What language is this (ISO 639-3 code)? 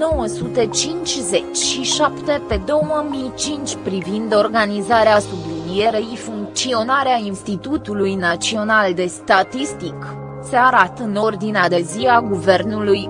ron